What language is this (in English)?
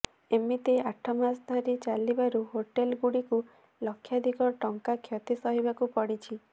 Odia